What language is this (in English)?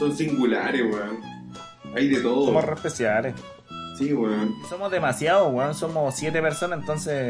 Spanish